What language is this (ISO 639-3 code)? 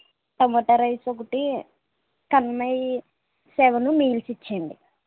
tel